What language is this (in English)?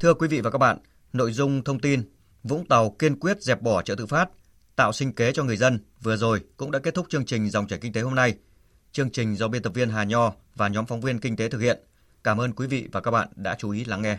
Vietnamese